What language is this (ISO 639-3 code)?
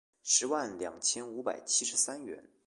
zho